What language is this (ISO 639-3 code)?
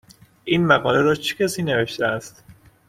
fas